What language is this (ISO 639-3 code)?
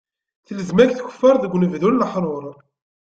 kab